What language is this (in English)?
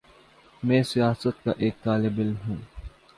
Urdu